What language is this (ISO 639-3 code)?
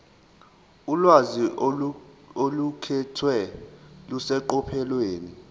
zul